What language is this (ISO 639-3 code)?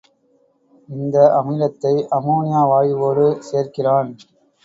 tam